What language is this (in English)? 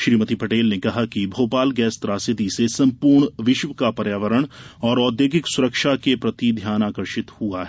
Hindi